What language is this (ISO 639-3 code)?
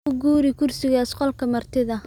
som